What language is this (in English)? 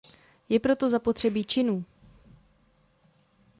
Czech